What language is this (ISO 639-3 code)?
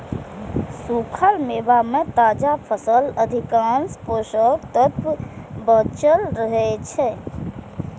mai